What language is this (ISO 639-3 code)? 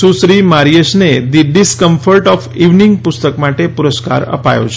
guj